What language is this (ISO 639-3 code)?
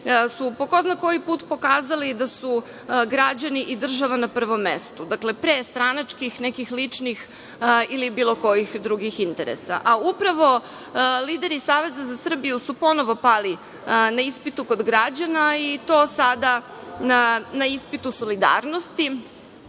srp